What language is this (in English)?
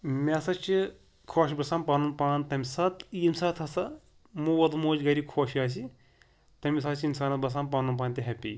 Kashmiri